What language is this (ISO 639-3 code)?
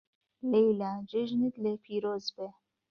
ckb